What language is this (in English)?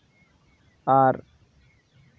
Santali